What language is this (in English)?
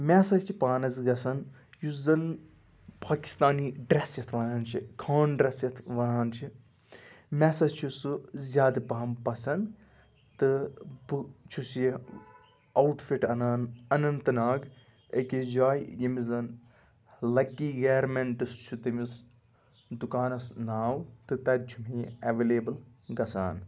Kashmiri